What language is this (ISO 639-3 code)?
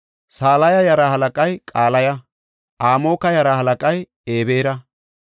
gof